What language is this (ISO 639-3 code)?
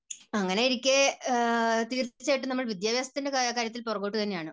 mal